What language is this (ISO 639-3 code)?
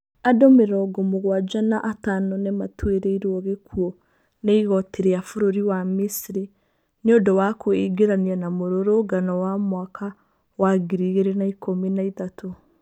kik